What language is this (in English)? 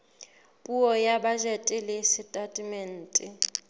Southern Sotho